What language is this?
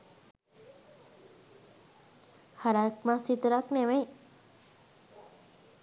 Sinhala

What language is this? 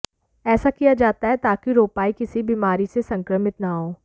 Hindi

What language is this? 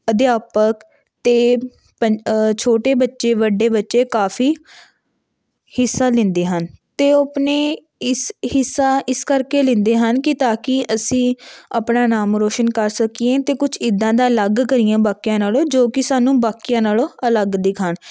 Punjabi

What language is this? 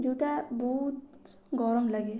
Odia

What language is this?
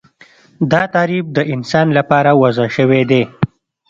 Pashto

